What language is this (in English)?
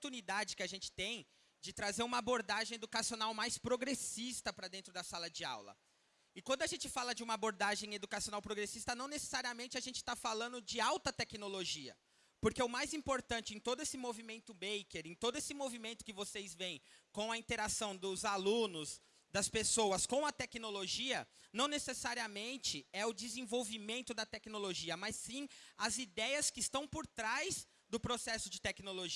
Portuguese